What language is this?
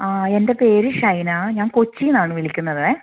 Malayalam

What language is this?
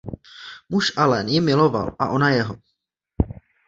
Czech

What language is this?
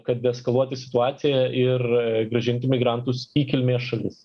Lithuanian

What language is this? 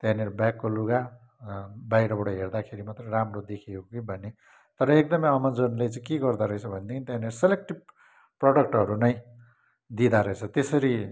Nepali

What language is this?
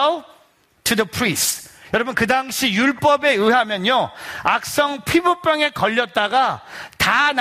Korean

